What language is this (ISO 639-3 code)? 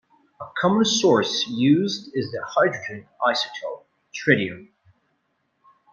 eng